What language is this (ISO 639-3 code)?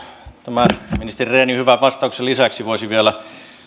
fin